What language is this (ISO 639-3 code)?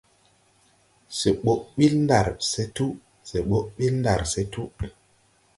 tui